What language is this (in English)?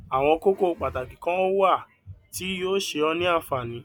Yoruba